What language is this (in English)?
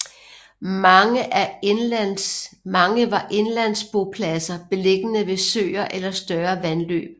Danish